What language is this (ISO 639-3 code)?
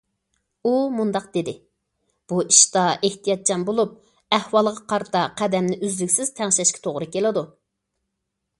uig